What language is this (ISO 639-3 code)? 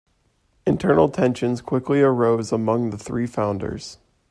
eng